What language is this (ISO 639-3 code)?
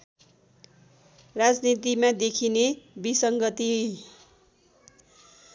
nep